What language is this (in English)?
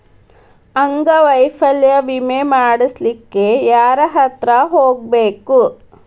Kannada